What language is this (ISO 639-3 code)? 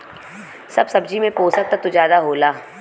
bho